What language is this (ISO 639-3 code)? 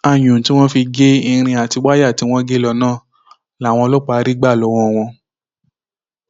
yor